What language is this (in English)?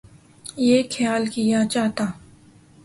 Urdu